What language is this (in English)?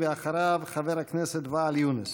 Hebrew